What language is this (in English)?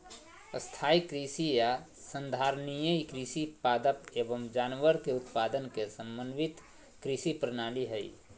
Magahi